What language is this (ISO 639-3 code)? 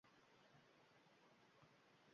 uzb